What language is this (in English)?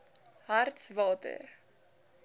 Afrikaans